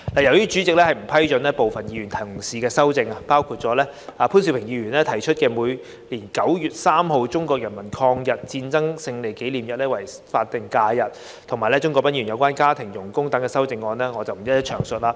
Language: Cantonese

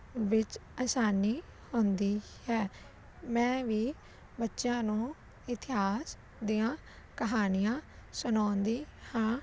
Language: Punjabi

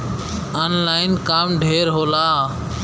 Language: Bhojpuri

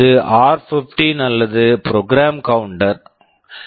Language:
Tamil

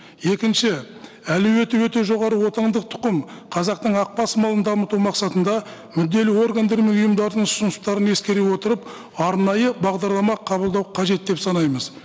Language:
Kazakh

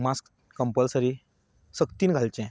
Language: Konkani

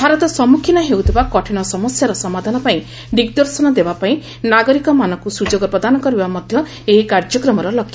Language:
Odia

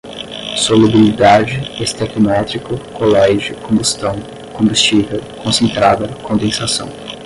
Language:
Portuguese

